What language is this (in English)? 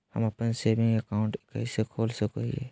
Magahi